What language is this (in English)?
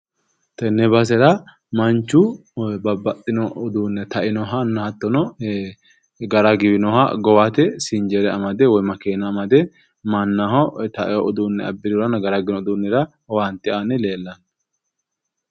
Sidamo